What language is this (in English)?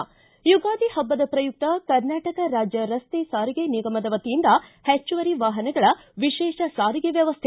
Kannada